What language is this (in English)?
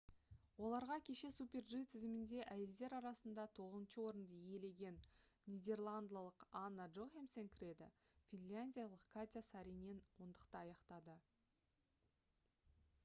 Kazakh